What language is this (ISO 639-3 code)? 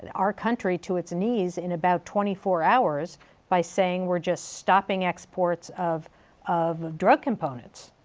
eng